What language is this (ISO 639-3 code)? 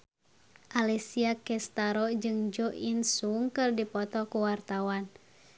sun